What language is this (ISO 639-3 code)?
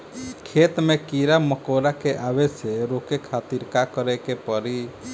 bho